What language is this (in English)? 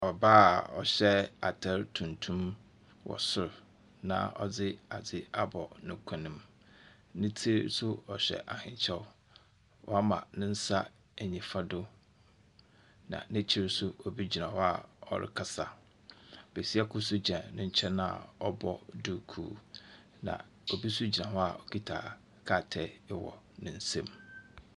Akan